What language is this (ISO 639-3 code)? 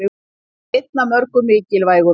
isl